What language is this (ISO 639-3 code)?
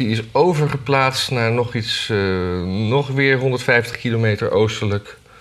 nld